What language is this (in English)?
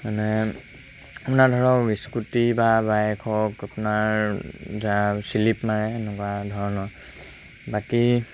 Assamese